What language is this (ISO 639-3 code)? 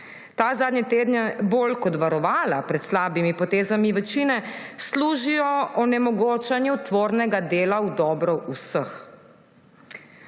slv